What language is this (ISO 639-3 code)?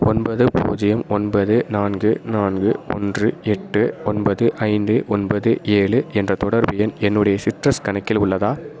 tam